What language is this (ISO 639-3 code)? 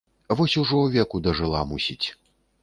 bel